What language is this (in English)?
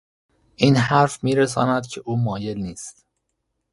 Persian